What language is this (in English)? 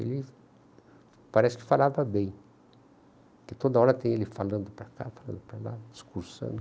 Portuguese